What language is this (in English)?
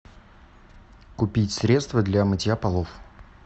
Russian